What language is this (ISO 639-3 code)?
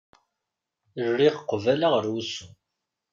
kab